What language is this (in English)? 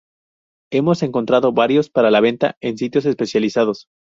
Spanish